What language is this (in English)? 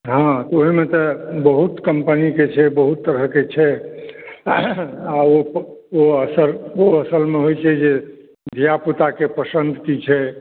Maithili